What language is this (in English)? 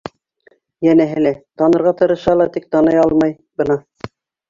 Bashkir